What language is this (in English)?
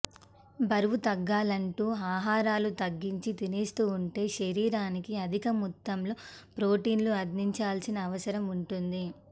Telugu